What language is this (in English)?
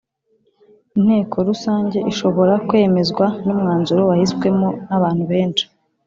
Kinyarwanda